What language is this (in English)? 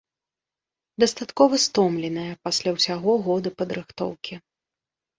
Belarusian